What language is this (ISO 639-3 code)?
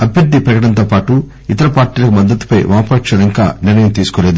tel